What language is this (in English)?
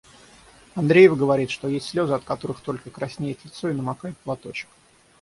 Russian